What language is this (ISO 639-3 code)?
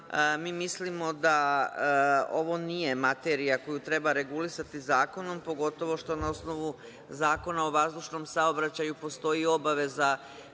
srp